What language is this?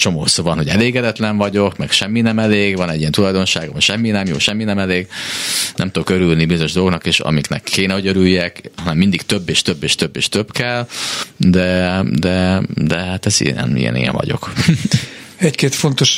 Hungarian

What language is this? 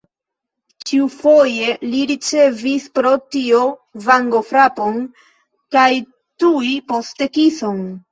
Esperanto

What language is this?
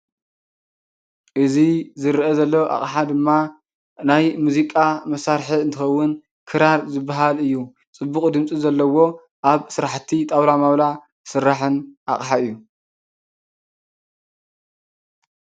Tigrinya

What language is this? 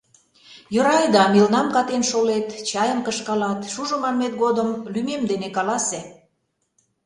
Mari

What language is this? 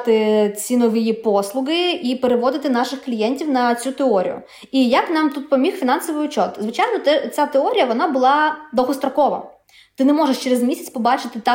Ukrainian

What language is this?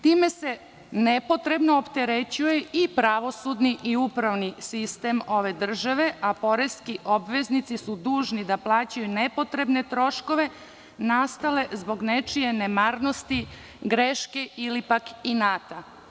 Serbian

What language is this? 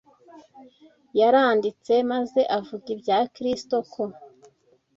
Kinyarwanda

